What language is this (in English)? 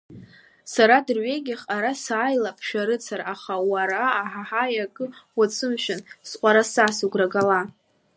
Abkhazian